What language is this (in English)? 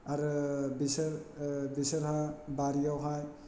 Bodo